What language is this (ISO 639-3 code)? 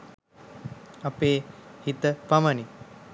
sin